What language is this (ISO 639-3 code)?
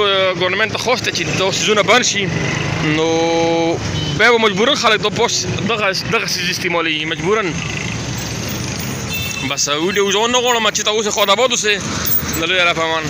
ara